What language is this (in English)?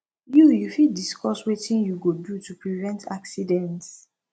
Nigerian Pidgin